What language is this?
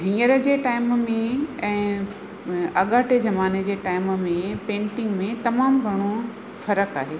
Sindhi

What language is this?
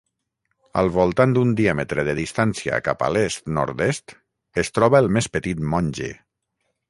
Catalan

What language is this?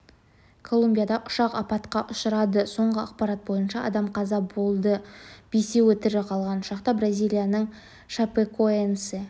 Kazakh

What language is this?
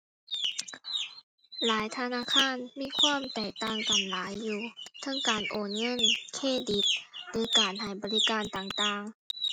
Thai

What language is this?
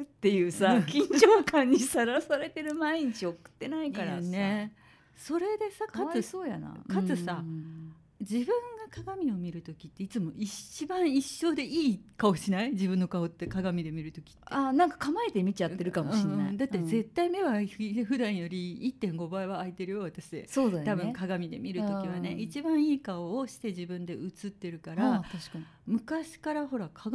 Japanese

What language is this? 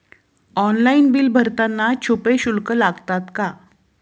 Marathi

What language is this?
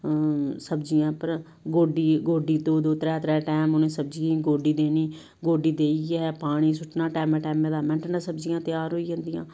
Dogri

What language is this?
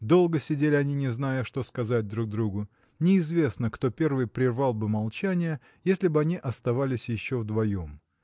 Russian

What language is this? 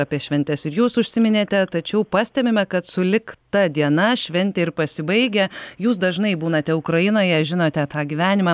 Lithuanian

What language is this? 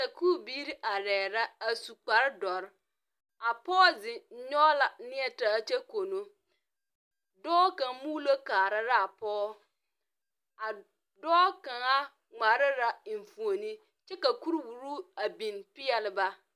Southern Dagaare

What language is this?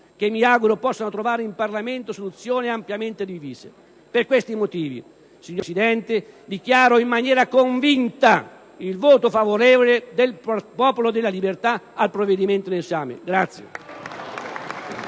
Italian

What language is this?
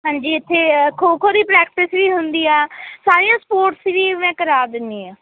Punjabi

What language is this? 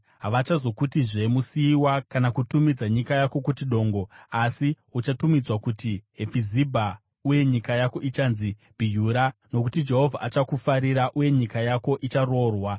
Shona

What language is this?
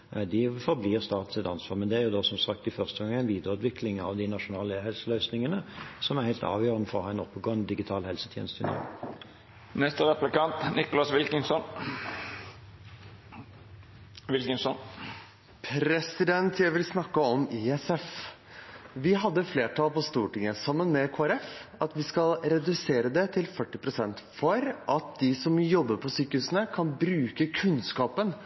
Norwegian Bokmål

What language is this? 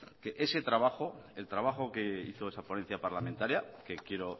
Spanish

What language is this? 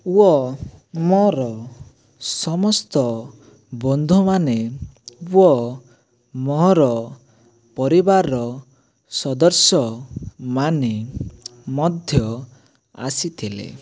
Odia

